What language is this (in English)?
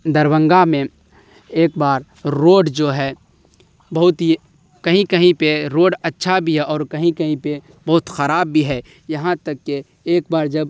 Urdu